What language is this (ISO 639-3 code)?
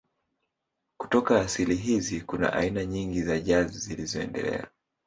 swa